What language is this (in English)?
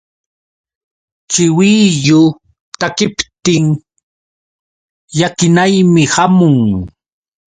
Yauyos Quechua